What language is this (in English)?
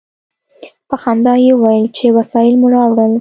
Pashto